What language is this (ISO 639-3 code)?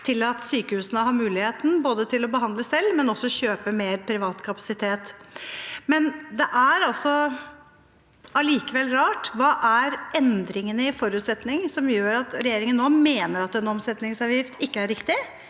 nor